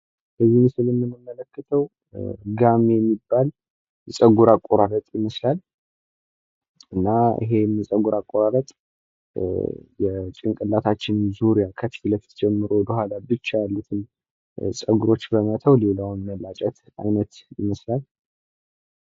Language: Amharic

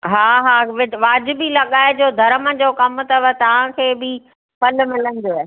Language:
Sindhi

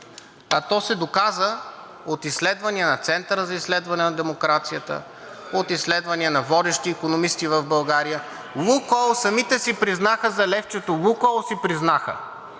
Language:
Bulgarian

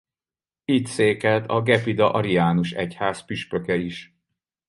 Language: Hungarian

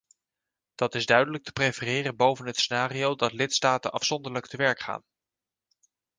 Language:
Dutch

